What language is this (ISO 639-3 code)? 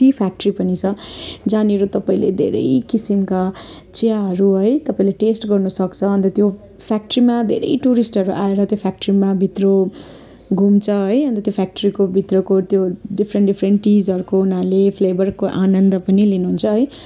nep